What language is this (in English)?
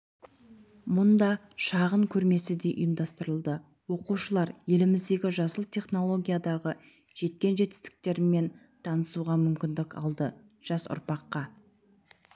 Kazakh